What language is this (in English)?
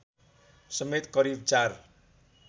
Nepali